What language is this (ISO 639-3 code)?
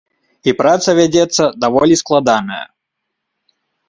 bel